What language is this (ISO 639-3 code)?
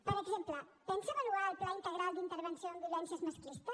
cat